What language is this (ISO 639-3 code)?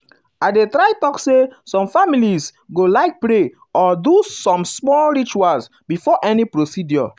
pcm